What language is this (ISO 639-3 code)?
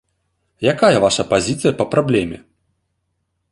bel